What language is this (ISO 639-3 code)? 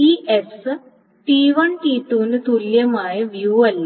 mal